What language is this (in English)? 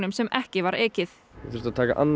Icelandic